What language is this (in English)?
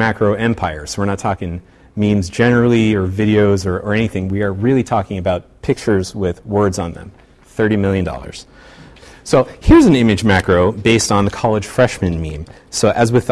English